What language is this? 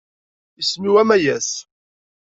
Kabyle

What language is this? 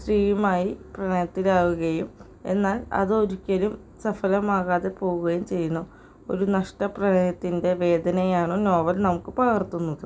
Malayalam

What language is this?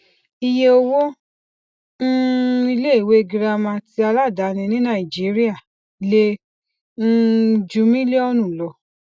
Yoruba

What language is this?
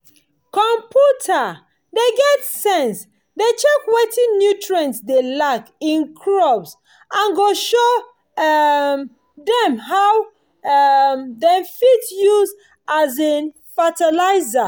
Nigerian Pidgin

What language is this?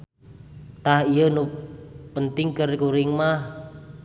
Sundanese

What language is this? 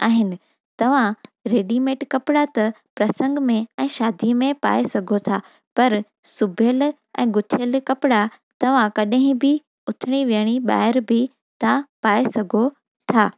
Sindhi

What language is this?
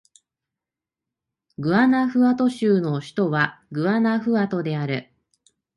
Japanese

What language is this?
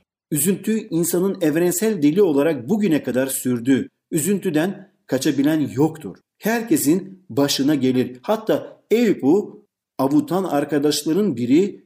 Turkish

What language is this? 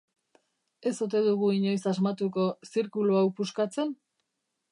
Basque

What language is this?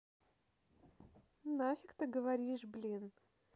Russian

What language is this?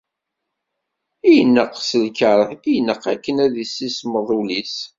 Kabyle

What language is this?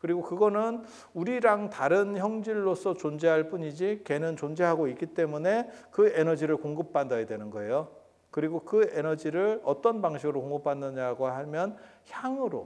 Korean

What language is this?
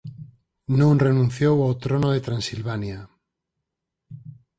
Galician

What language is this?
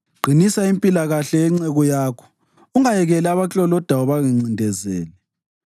North Ndebele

